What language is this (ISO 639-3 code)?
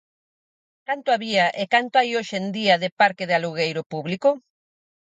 glg